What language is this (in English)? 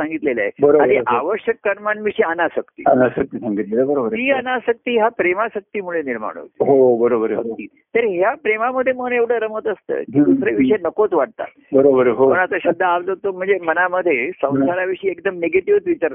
Marathi